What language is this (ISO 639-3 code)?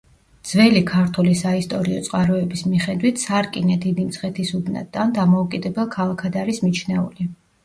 kat